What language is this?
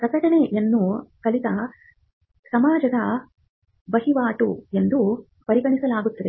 Kannada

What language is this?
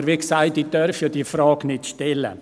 Swiss German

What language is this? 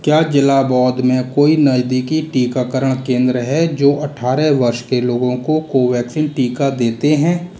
Hindi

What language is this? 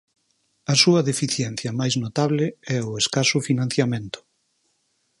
Galician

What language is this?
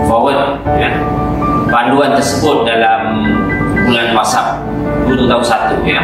Malay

